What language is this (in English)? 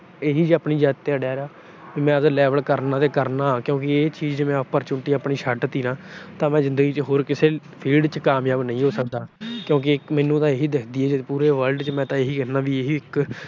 Punjabi